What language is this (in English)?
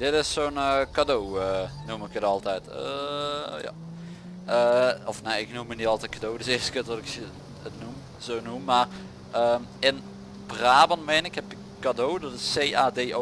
Dutch